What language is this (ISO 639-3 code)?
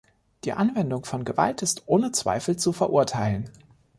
deu